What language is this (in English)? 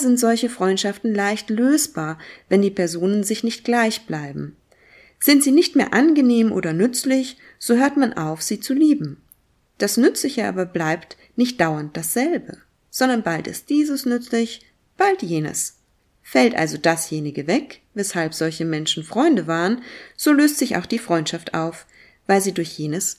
German